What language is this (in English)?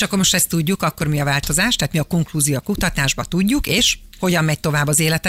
Hungarian